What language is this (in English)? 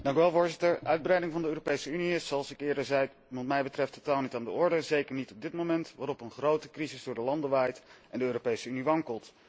Dutch